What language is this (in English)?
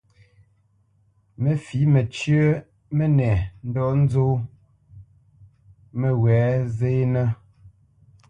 Bamenyam